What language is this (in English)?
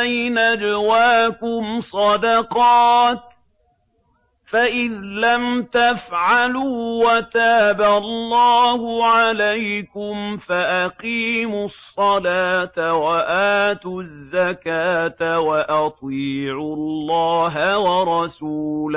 Arabic